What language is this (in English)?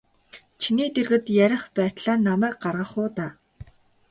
Mongolian